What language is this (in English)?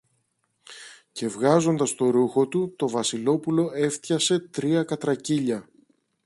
Greek